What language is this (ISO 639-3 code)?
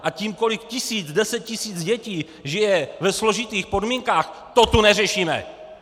ces